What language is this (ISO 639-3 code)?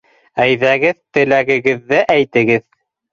bak